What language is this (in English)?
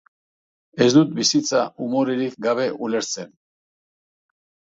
Basque